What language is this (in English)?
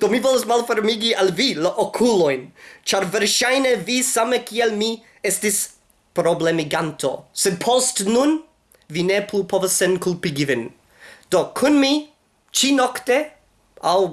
Esperanto